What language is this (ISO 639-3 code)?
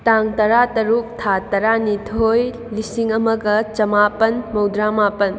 mni